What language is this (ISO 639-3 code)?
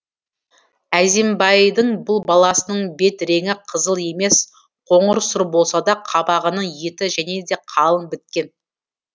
kaz